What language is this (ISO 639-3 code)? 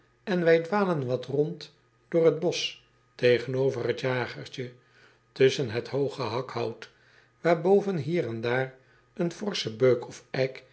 nld